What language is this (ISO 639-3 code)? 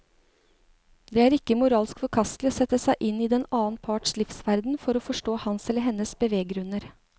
nor